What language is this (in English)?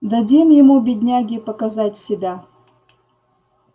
Russian